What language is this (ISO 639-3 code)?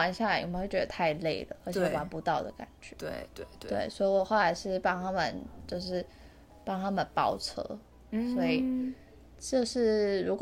zho